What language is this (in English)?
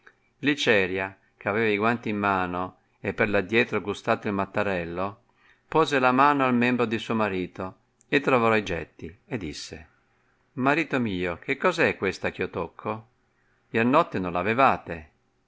Italian